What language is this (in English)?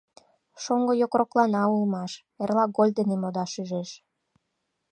Mari